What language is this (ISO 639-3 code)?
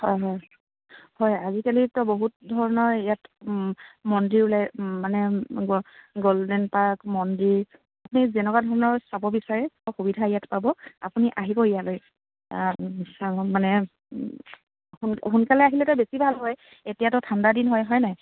asm